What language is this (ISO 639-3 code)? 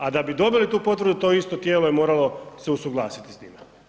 hrv